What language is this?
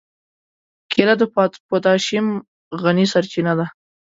Pashto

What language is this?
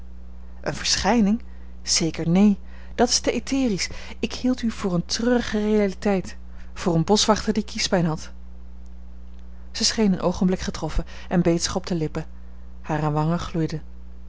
Dutch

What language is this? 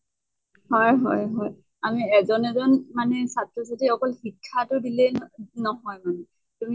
Assamese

